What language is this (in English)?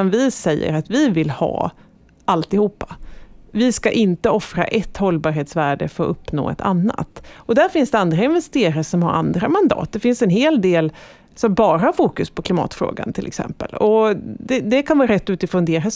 Swedish